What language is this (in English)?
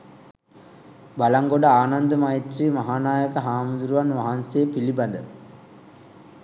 Sinhala